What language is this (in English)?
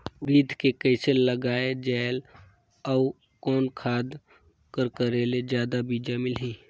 Chhattisgarhi